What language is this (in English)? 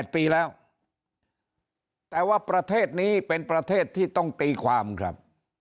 Thai